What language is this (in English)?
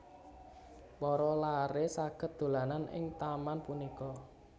Javanese